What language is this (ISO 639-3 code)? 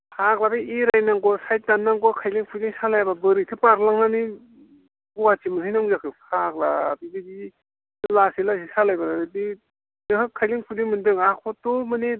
brx